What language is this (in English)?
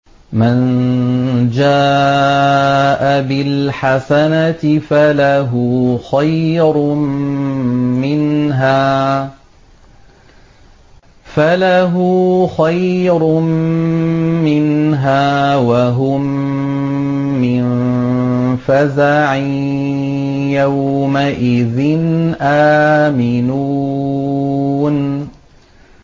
Arabic